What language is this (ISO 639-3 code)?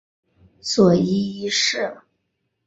zho